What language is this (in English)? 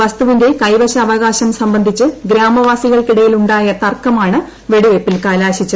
Malayalam